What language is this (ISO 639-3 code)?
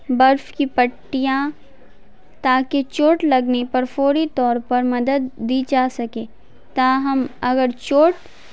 urd